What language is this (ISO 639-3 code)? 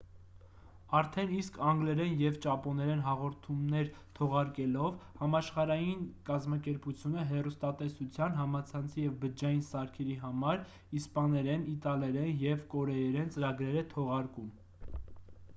hye